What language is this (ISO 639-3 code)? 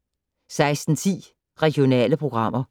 dan